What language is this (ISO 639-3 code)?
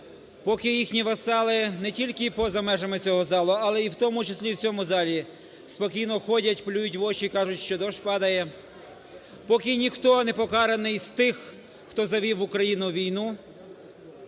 ukr